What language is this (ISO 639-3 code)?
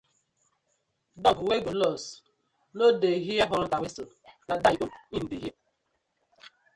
pcm